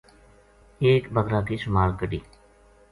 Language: Gujari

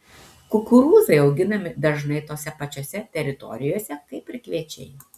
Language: Lithuanian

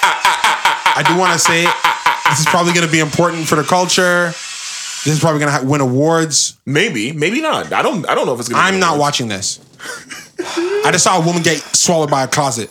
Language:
English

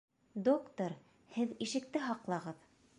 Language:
Bashkir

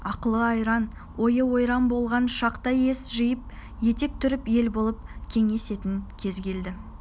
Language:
Kazakh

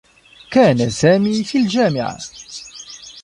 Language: Arabic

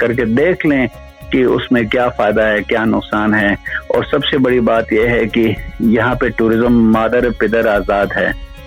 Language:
Urdu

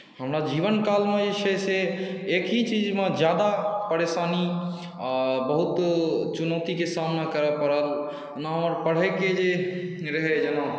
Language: Maithili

